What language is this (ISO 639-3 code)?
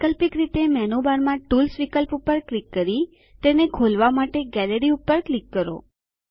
guj